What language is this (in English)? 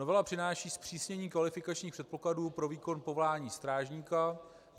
Czech